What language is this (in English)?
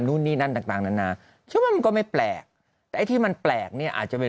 Thai